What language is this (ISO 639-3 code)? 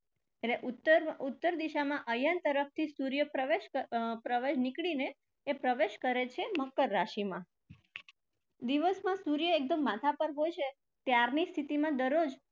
guj